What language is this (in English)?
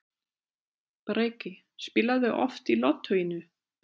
Icelandic